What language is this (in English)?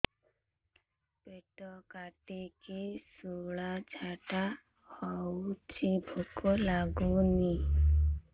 Odia